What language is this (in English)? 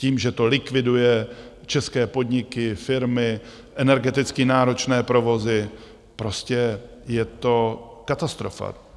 Czech